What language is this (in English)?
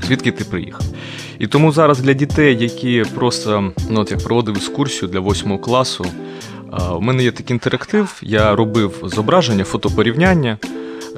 Ukrainian